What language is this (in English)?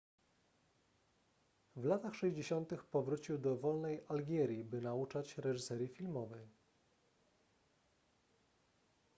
Polish